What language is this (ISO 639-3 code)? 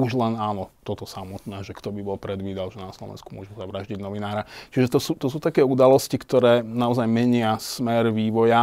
slk